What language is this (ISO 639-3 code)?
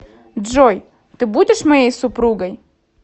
rus